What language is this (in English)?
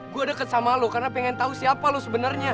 Indonesian